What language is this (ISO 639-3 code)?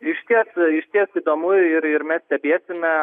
lit